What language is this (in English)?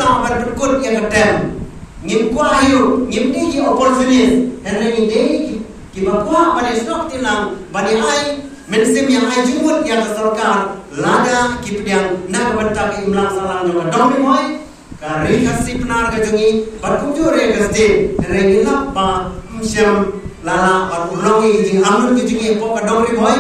Indonesian